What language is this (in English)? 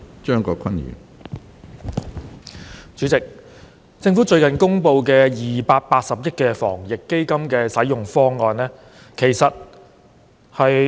Cantonese